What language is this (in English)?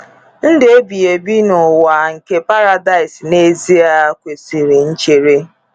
Igbo